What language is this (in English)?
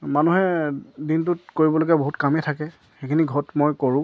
Assamese